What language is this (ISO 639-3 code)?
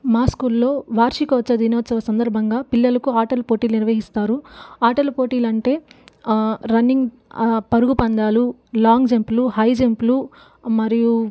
tel